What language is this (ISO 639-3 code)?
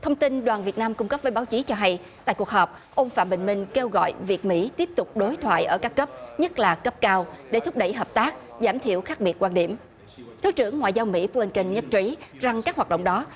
vie